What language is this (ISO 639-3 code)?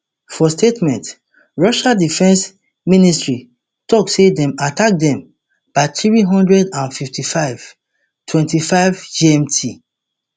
pcm